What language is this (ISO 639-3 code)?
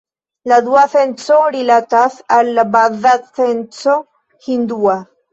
epo